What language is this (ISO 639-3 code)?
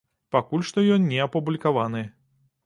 bel